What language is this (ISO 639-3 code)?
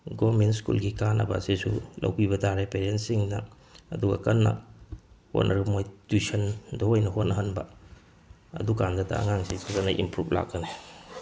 mni